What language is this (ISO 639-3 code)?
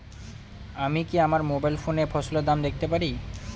ben